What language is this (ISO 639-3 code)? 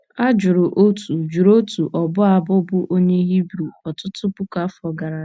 ibo